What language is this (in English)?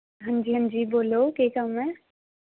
Dogri